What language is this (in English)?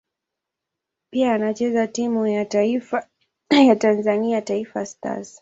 Swahili